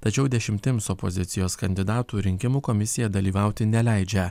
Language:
Lithuanian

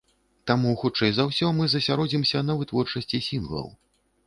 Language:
Belarusian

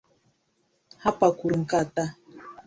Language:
Igbo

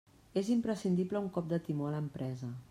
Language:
Catalan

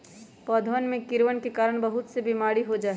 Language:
Magahi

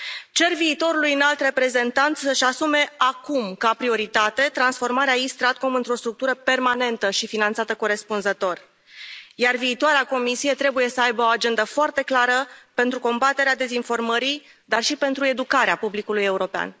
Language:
Romanian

